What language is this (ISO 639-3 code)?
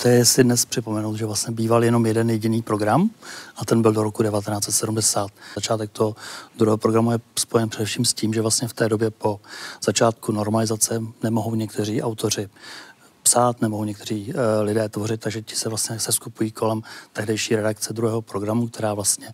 ces